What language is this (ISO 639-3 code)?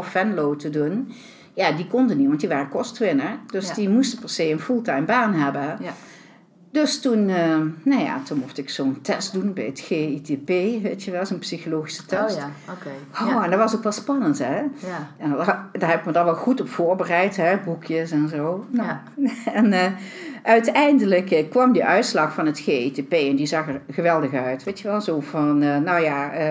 nld